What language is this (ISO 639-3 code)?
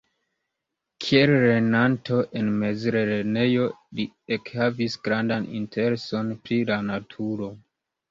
epo